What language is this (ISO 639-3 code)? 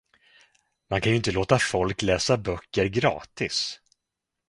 swe